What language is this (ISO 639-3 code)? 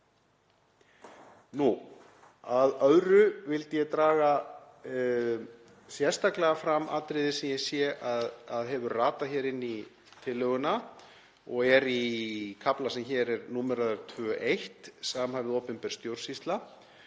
isl